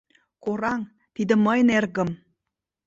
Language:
Mari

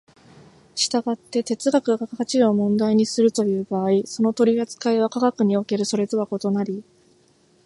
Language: Japanese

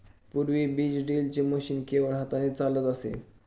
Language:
Marathi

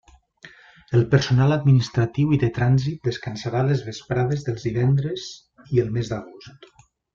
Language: Catalan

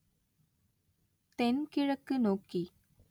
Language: Tamil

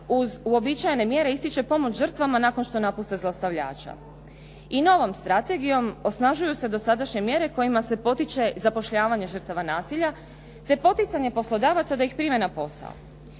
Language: Croatian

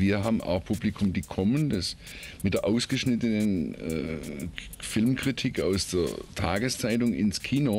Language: German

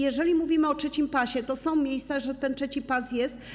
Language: Polish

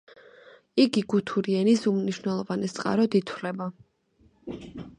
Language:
Georgian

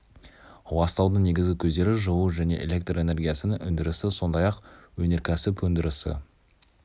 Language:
Kazakh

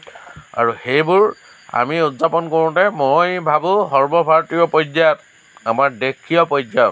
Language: Assamese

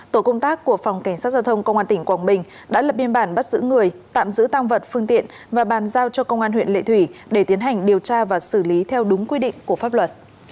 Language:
Vietnamese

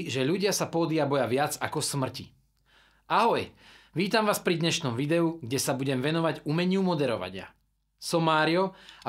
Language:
Slovak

